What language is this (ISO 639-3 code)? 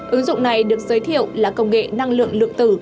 vie